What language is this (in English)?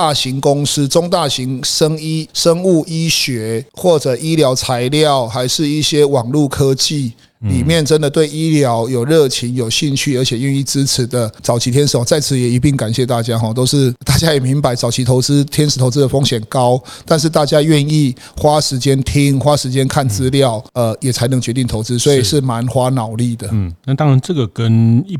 Chinese